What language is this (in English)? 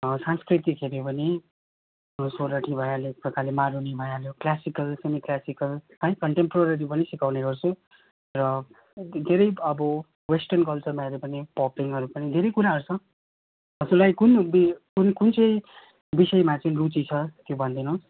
Nepali